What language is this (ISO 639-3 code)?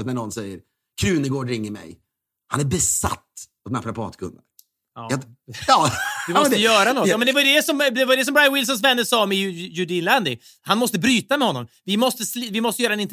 swe